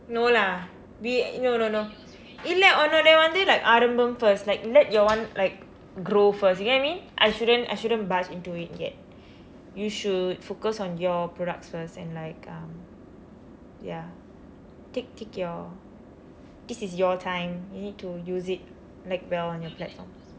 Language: English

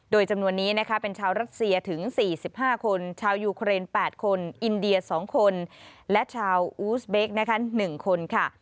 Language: Thai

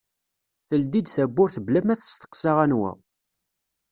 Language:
Kabyle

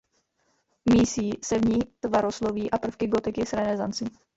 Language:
Czech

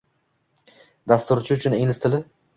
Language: Uzbek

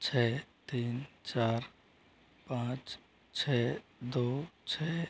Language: Hindi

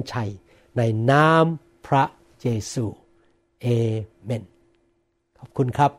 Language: Thai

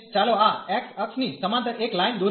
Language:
Gujarati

